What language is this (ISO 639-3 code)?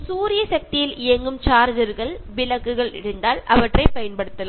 mal